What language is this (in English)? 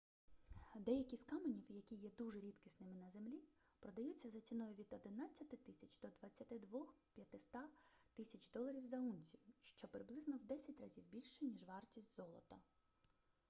Ukrainian